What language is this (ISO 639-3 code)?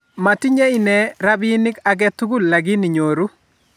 kln